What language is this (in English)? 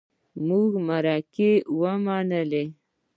Pashto